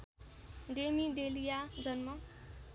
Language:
Nepali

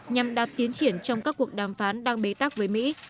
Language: Vietnamese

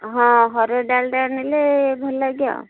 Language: Odia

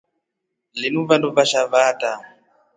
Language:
Rombo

